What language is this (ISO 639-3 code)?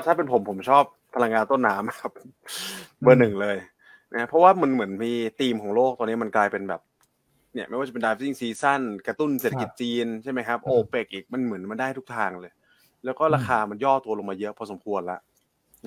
tha